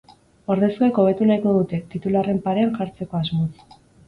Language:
Basque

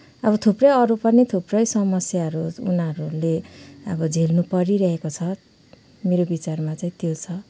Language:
Nepali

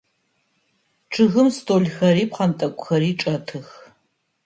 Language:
Adyghe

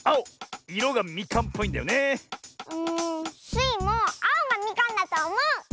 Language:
Japanese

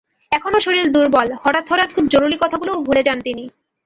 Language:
Bangla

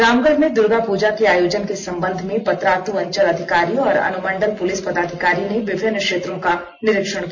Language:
Hindi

